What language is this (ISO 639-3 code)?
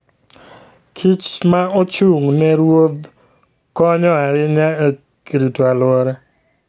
luo